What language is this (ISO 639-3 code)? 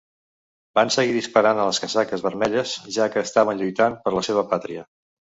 cat